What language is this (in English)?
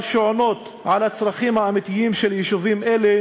Hebrew